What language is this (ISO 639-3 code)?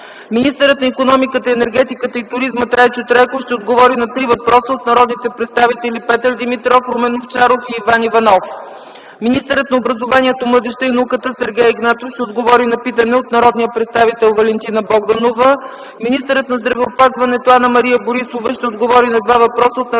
bul